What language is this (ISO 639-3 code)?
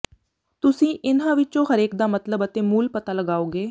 pan